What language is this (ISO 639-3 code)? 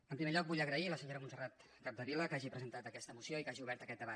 cat